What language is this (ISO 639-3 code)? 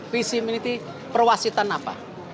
ind